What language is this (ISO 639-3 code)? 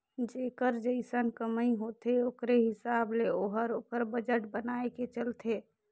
hne